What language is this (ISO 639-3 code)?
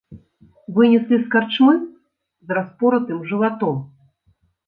bel